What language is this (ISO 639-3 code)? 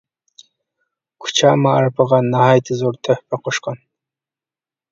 uig